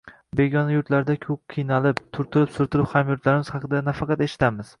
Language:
Uzbek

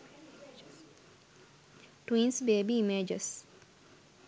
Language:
Sinhala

